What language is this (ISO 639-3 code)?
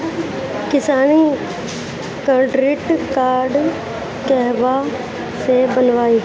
bho